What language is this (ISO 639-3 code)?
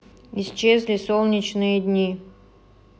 rus